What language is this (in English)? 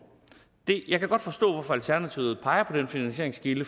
Danish